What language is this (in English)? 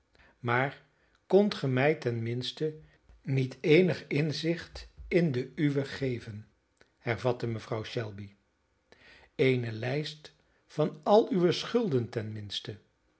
Dutch